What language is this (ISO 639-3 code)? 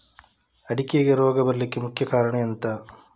kan